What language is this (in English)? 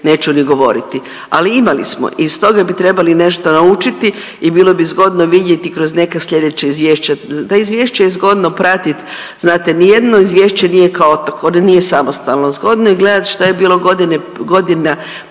Croatian